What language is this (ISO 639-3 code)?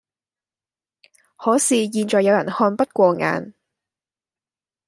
yue